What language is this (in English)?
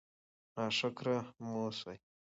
Pashto